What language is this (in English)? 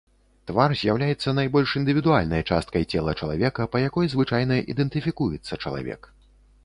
Belarusian